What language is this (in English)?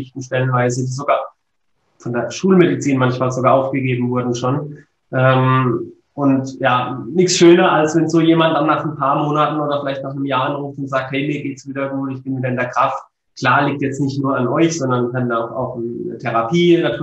German